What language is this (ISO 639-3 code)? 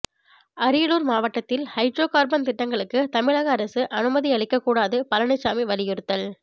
tam